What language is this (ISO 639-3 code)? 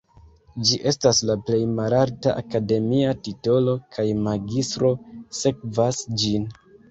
epo